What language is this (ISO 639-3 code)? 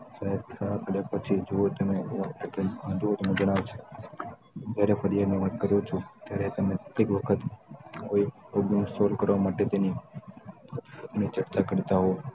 guj